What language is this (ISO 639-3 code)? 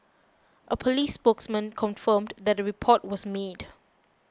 eng